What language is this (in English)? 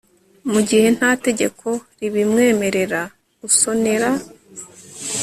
Kinyarwanda